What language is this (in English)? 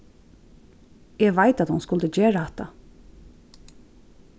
Faroese